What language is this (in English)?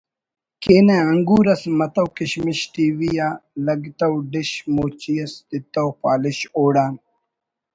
Brahui